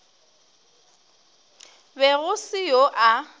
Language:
Northern Sotho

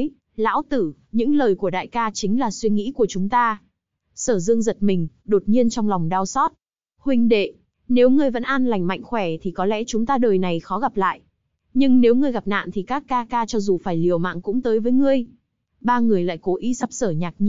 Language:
Vietnamese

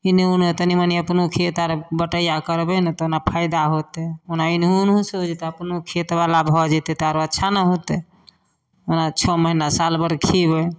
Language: Maithili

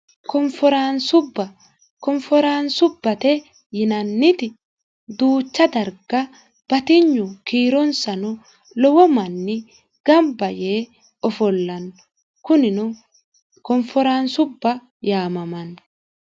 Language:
Sidamo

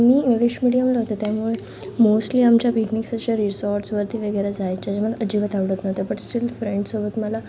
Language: Marathi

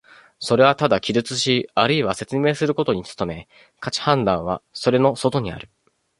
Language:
Japanese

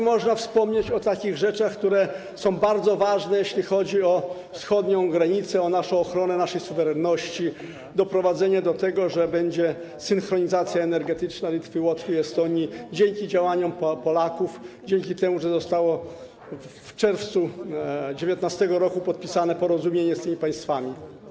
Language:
Polish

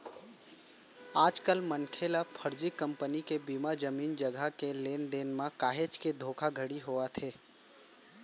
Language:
Chhattisgarhi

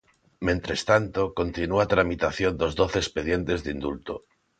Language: Galician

